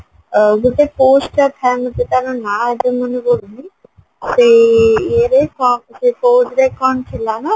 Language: Odia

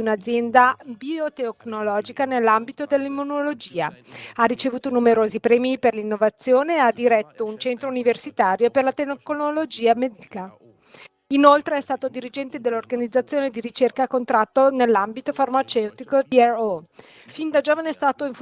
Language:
Italian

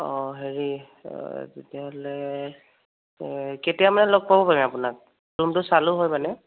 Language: Assamese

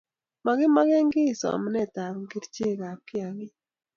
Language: Kalenjin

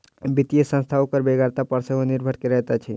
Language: Maithili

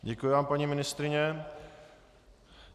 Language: Czech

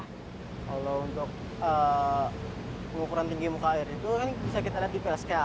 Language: Indonesian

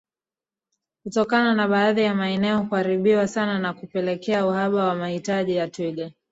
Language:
Swahili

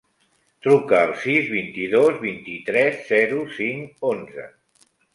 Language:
Catalan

